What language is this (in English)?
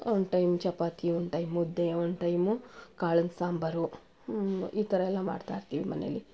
Kannada